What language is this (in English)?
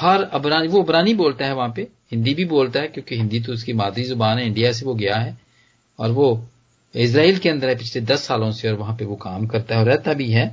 Hindi